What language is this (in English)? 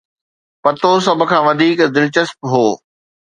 Sindhi